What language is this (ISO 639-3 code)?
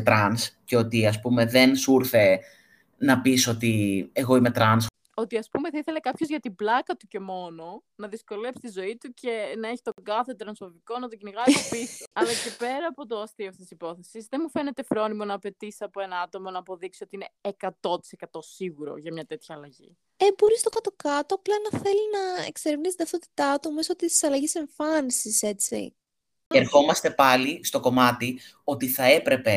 ell